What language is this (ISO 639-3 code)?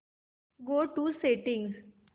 mar